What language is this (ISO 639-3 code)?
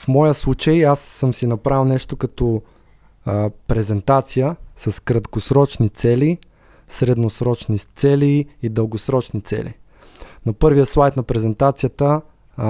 bul